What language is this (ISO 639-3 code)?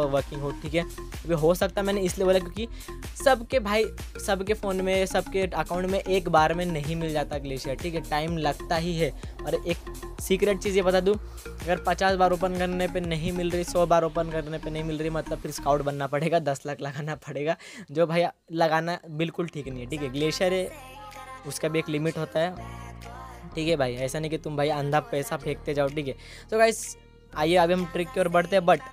hin